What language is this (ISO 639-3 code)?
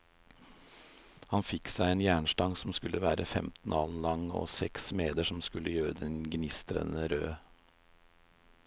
nor